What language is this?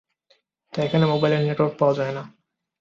Bangla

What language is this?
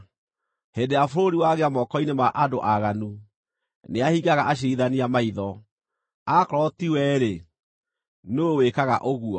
Kikuyu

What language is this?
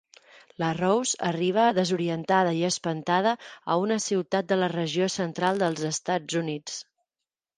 Catalan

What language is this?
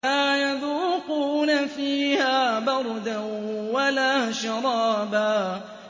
Arabic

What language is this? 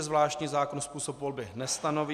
Czech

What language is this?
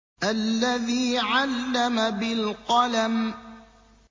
Arabic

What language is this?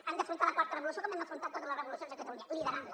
Catalan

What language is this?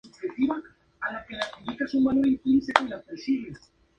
Spanish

